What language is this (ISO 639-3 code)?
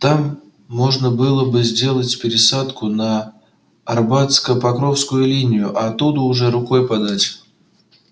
rus